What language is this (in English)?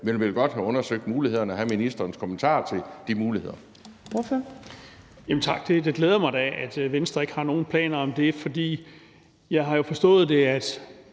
Danish